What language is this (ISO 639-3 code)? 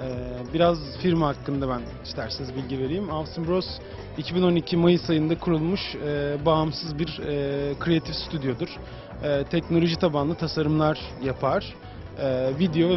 tur